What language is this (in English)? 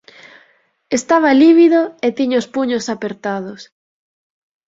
Galician